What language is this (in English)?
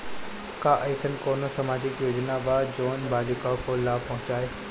Bhojpuri